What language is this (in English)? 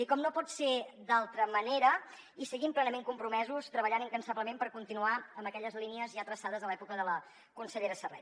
Catalan